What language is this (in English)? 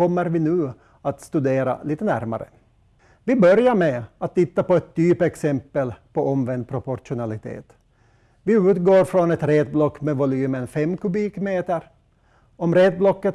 Swedish